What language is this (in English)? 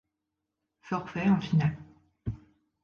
French